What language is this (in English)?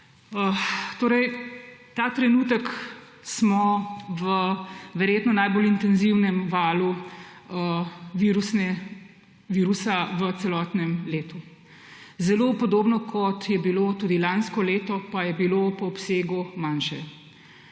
Slovenian